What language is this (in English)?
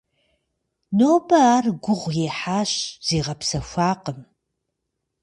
Kabardian